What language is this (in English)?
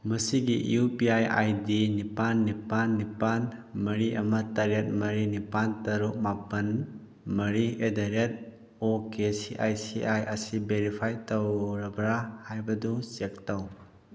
Manipuri